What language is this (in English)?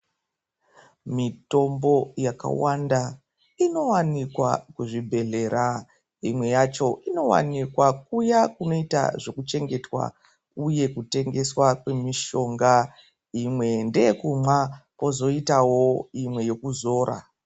Ndau